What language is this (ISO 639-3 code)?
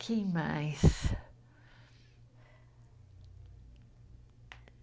por